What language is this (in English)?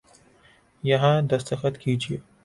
Urdu